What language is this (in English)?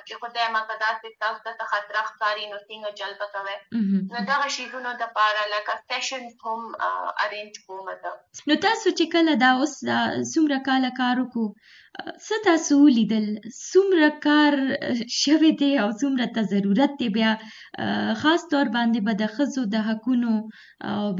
Urdu